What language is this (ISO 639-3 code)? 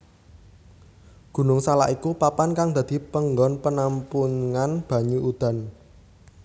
jav